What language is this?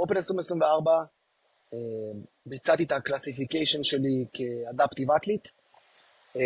Hebrew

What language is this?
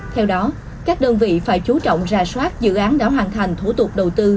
Vietnamese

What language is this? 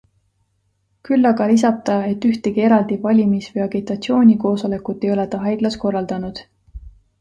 Estonian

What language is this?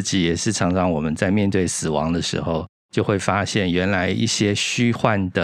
Chinese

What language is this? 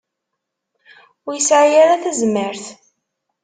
Kabyle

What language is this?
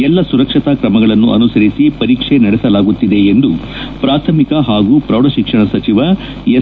Kannada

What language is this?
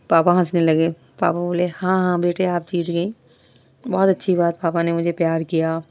Urdu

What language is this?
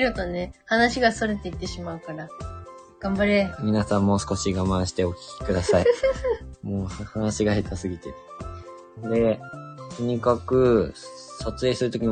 Japanese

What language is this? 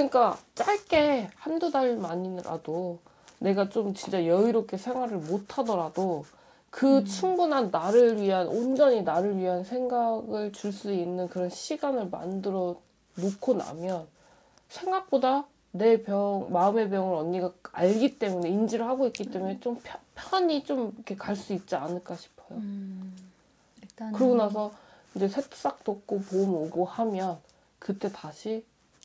Korean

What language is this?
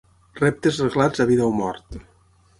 Catalan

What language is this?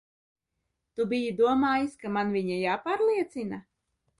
Latvian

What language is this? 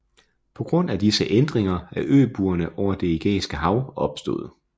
Danish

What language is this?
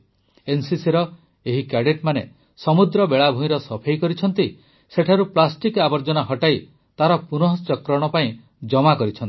Odia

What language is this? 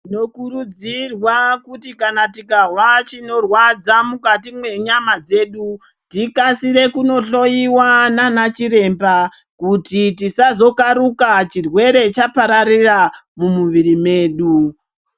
Ndau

